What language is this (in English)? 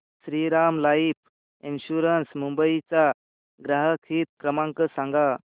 Marathi